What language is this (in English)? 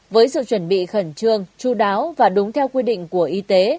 Vietnamese